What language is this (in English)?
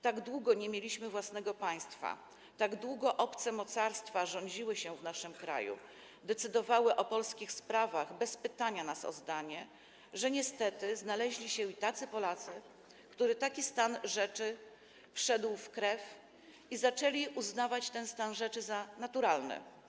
Polish